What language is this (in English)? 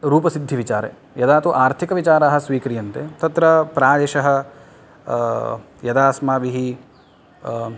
Sanskrit